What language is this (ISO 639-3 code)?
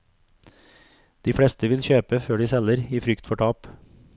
nor